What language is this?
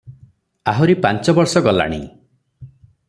Odia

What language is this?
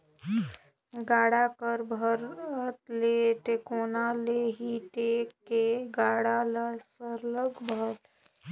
Chhattisgarhi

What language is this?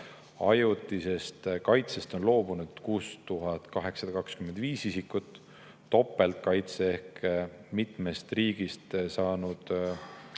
Estonian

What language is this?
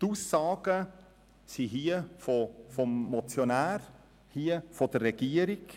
Swiss German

